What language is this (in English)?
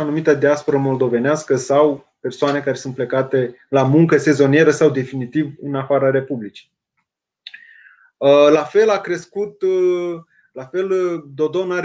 Romanian